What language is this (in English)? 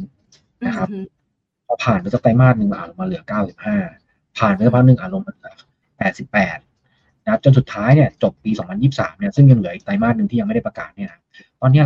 Thai